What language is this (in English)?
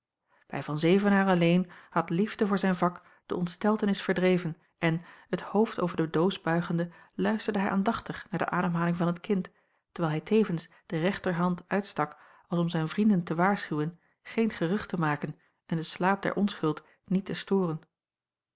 Dutch